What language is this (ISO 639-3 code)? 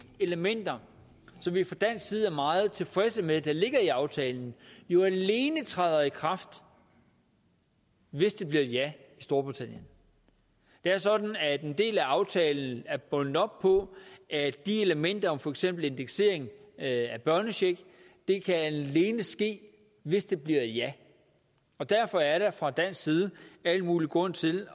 dan